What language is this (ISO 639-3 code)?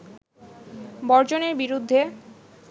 ben